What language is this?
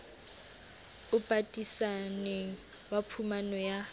Southern Sotho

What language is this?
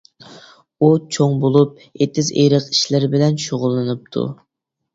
Uyghur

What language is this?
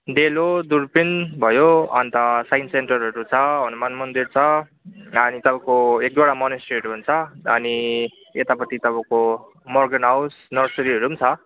Nepali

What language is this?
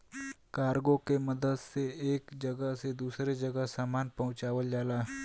Bhojpuri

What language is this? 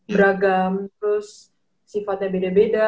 Indonesian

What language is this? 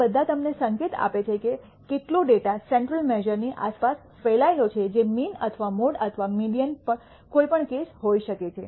Gujarati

